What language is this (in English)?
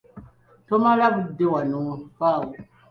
Ganda